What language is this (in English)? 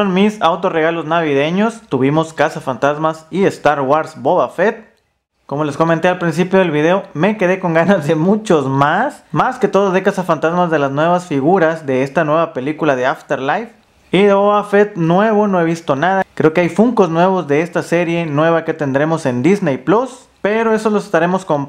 Spanish